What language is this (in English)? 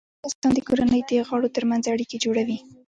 Pashto